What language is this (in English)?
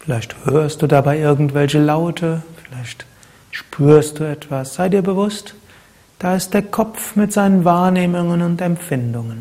German